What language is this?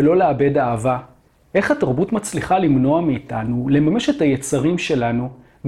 Hebrew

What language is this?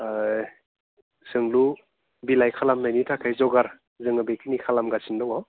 Bodo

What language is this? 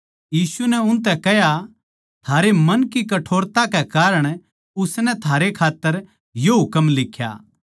Haryanvi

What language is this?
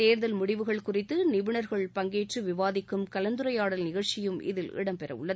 Tamil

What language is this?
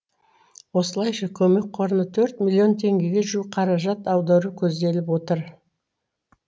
Kazakh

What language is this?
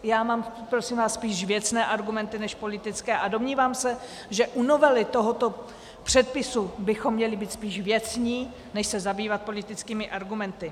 Czech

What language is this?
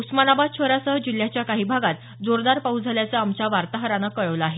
Marathi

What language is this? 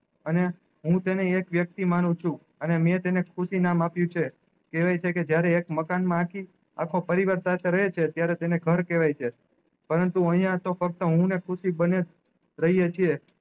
Gujarati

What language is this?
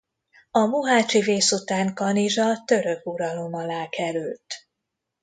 Hungarian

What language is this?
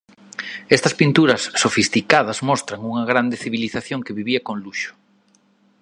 Galician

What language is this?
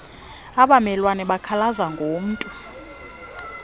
Xhosa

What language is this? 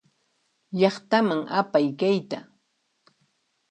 Puno Quechua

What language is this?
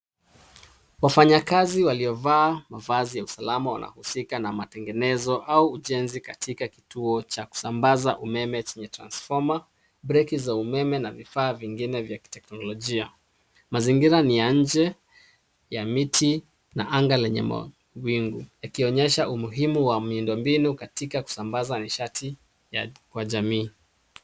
Swahili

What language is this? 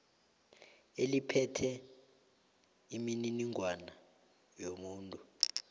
South Ndebele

